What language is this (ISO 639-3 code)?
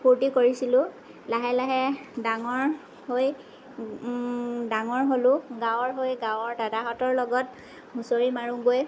asm